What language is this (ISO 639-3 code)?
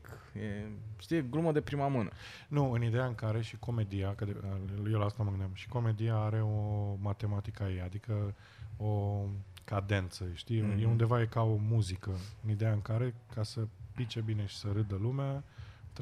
ron